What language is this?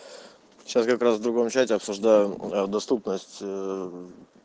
Russian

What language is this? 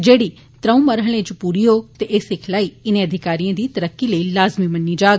Dogri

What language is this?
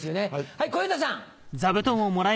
Japanese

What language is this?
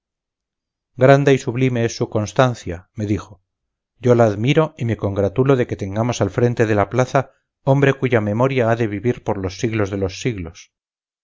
Spanish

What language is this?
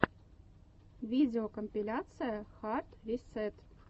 Russian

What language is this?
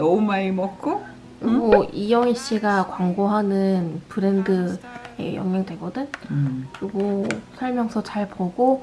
Korean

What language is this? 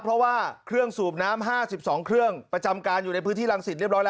Thai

